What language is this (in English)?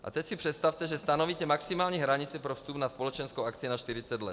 Czech